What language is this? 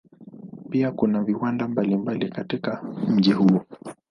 Swahili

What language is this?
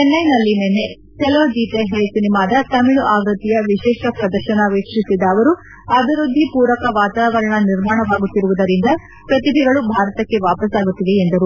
Kannada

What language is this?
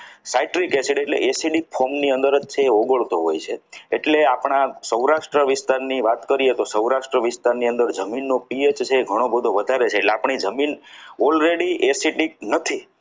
Gujarati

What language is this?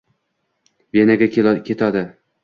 Uzbek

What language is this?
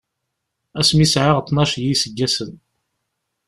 Kabyle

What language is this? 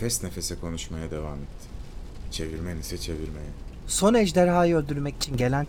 Turkish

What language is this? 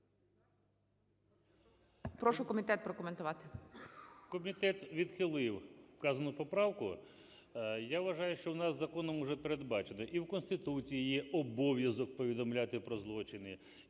Ukrainian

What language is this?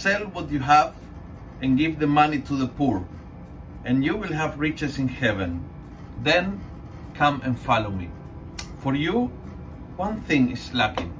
Filipino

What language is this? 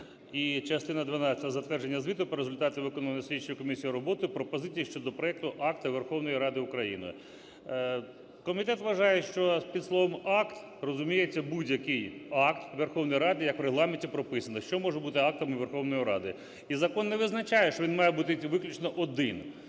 Ukrainian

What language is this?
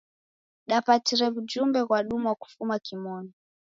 Taita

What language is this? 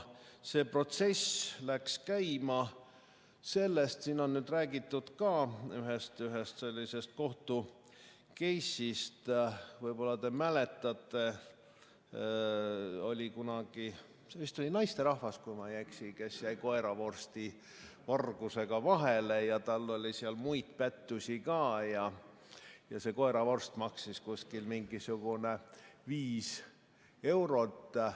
Estonian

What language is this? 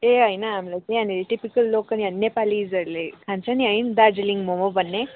Nepali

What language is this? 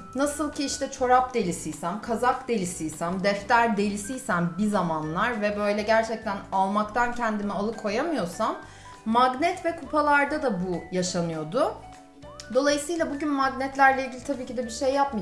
Turkish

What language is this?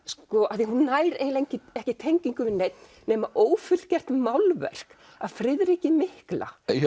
Icelandic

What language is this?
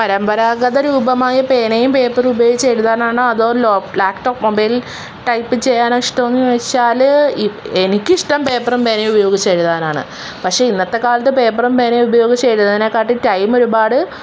Malayalam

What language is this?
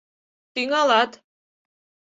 Mari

